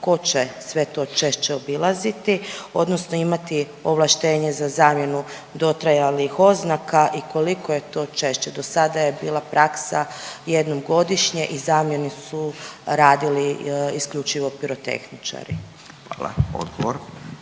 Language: Croatian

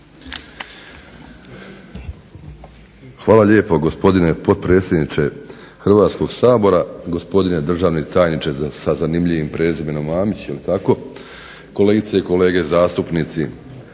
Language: Croatian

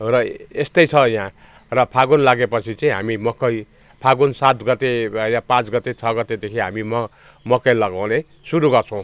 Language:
Nepali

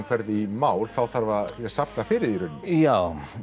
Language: Icelandic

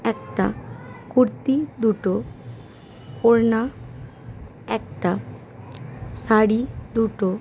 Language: Bangla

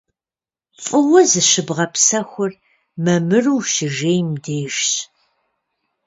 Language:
Kabardian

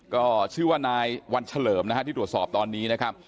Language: Thai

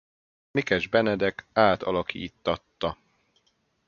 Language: Hungarian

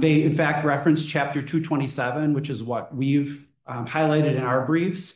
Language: English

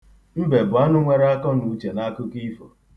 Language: Igbo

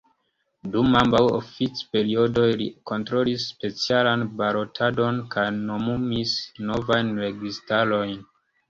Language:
Esperanto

